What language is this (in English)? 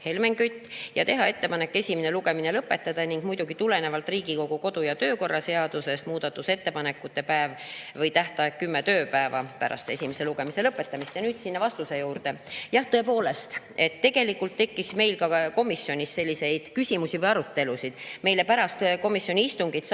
Estonian